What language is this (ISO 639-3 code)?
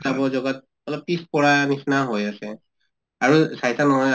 asm